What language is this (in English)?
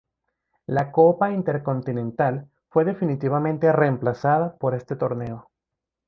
Spanish